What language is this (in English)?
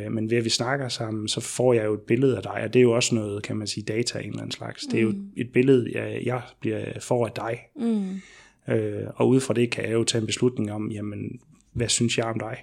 Danish